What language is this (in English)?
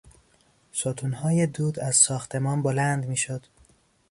Persian